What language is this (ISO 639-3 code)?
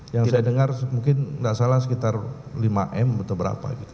ind